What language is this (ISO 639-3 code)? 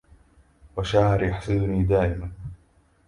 ara